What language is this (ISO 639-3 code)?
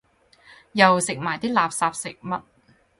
yue